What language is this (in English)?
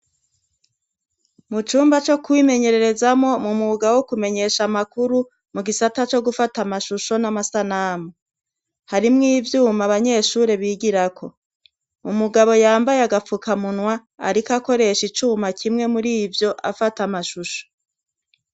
Rundi